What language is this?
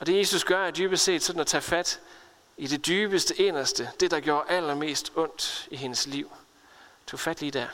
Danish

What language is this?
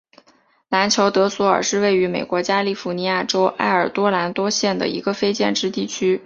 Chinese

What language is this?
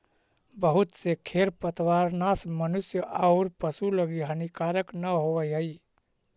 Magahi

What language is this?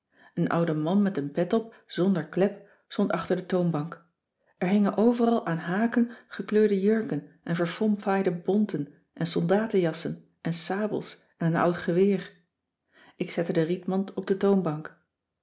Dutch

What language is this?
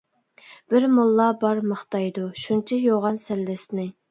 Uyghur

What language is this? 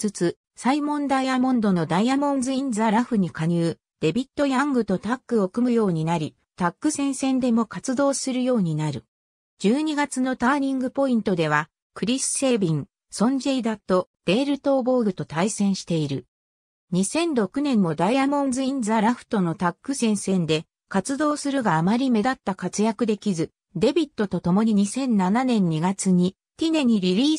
Japanese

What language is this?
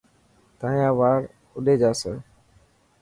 Dhatki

